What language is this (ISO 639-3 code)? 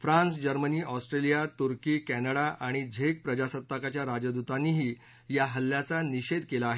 mar